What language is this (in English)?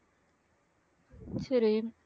Tamil